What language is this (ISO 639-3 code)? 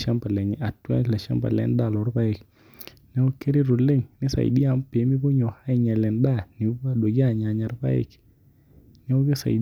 mas